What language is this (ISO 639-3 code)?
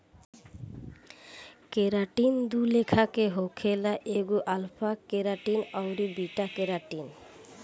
bho